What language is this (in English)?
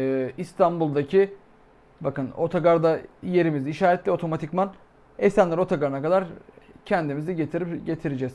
Turkish